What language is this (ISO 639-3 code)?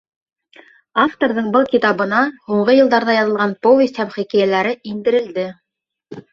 bak